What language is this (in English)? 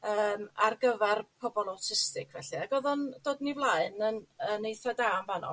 Welsh